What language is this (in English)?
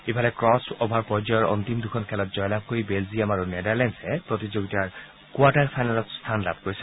Assamese